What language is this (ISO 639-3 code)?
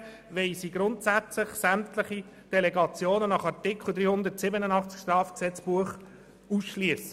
gsw